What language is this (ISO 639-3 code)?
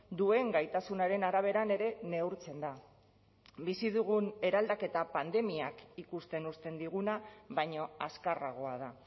eus